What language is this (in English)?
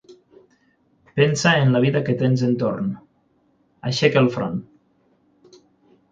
Catalan